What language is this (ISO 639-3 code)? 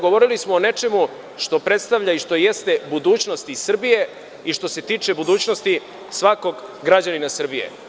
srp